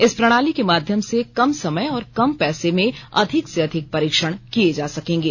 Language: Hindi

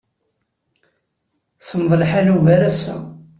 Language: Kabyle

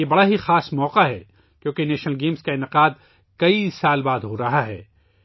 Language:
Urdu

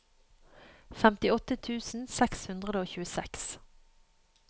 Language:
Norwegian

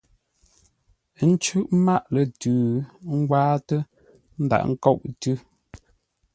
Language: Ngombale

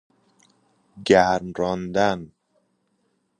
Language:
Persian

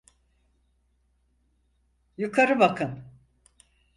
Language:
Turkish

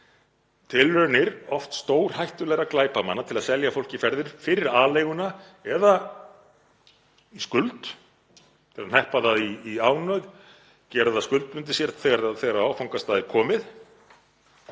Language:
Icelandic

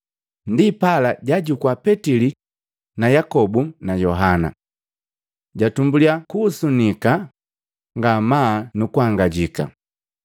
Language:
Matengo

